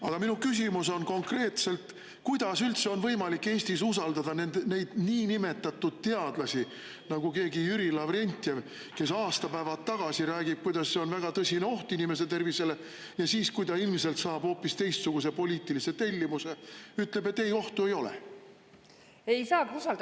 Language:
Estonian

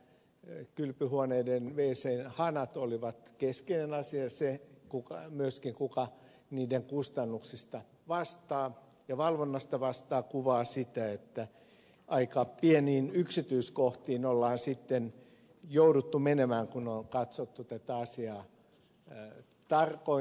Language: Finnish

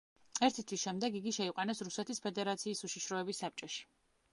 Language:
Georgian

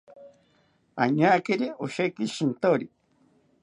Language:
South Ucayali Ashéninka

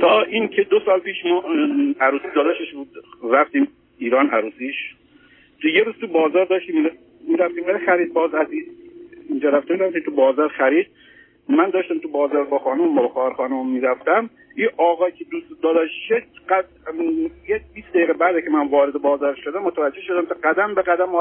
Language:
Persian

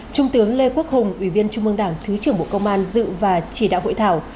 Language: Vietnamese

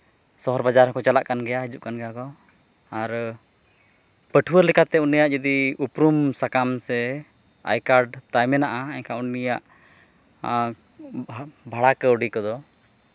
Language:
Santali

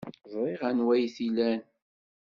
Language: Kabyle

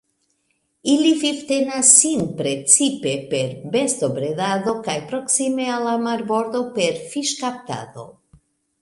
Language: Esperanto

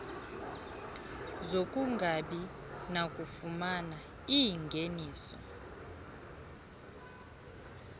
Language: Xhosa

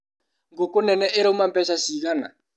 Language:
Kikuyu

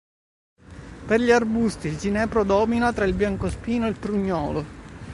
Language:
Italian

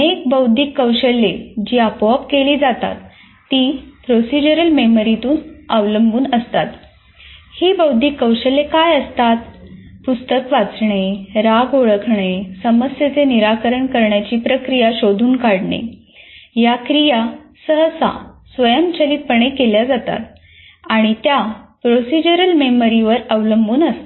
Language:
Marathi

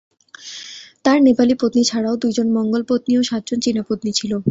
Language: Bangla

